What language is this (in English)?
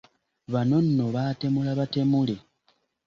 Ganda